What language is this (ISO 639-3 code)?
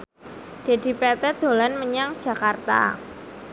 jav